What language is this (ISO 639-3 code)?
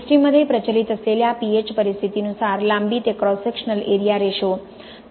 mar